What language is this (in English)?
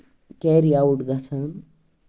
Kashmiri